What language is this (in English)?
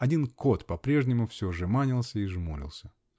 Russian